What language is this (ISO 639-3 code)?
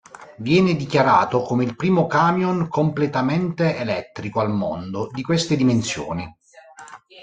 ita